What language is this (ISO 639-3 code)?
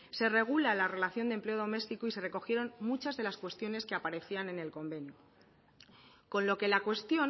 spa